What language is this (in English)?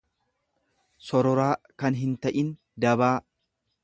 Oromo